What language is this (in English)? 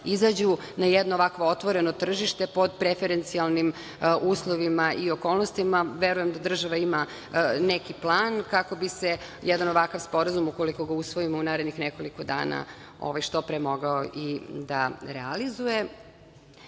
Serbian